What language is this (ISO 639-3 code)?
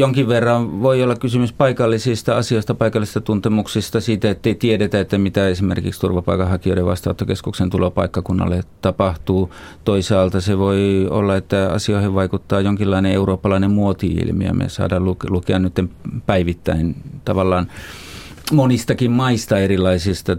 fin